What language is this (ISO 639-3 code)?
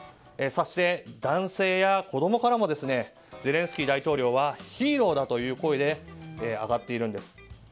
jpn